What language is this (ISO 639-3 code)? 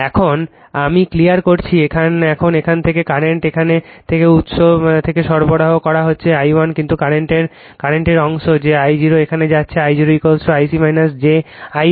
ben